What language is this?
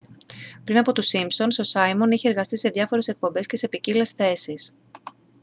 Greek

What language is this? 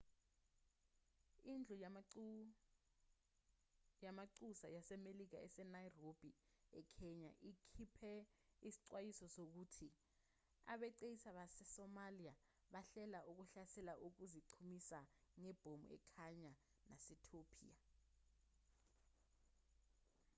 Zulu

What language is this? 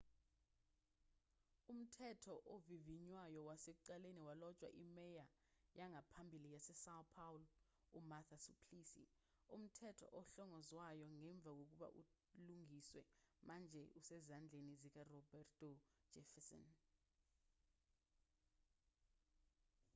Zulu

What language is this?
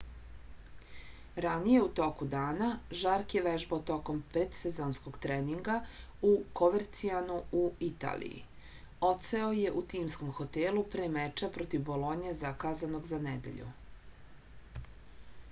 Serbian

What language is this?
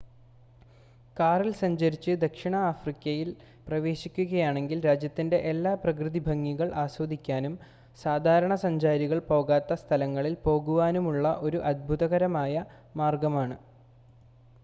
Malayalam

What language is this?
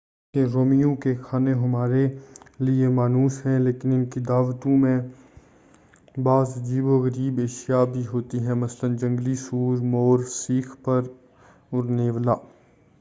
Urdu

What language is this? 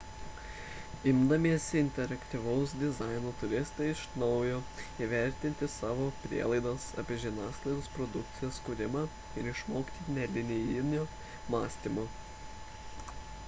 Lithuanian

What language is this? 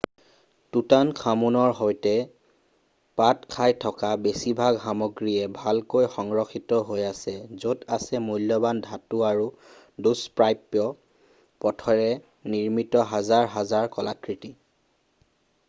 Assamese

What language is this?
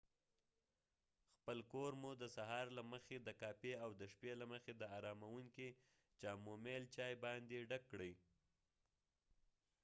Pashto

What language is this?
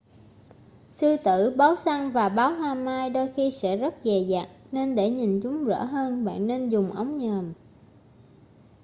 Vietnamese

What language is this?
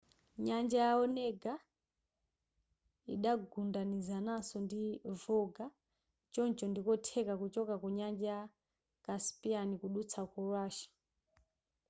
Nyanja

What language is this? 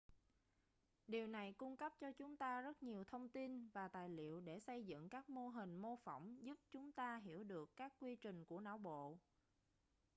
Vietnamese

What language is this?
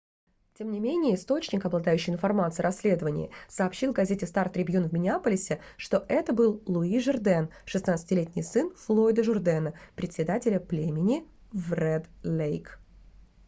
Russian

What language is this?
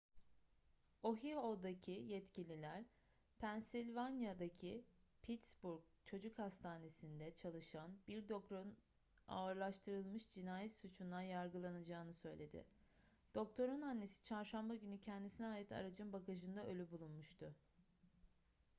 Turkish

